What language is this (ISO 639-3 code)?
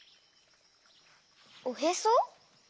jpn